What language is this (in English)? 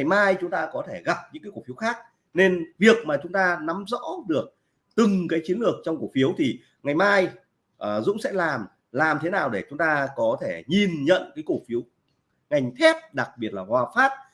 Vietnamese